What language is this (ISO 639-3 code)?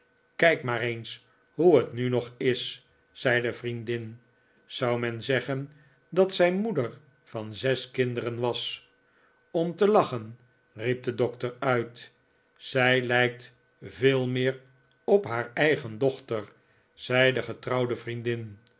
nld